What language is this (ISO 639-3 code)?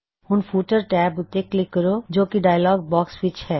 pan